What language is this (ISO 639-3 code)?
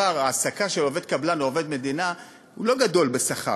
heb